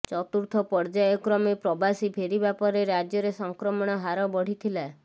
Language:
Odia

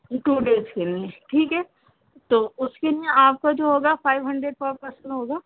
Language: Urdu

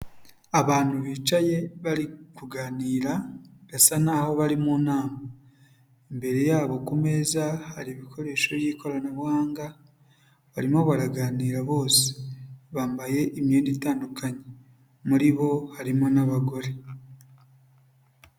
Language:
Kinyarwanda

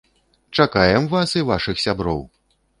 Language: Belarusian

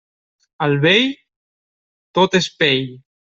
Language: Catalan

